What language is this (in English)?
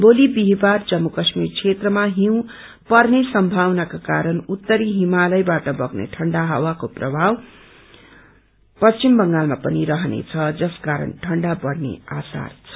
Nepali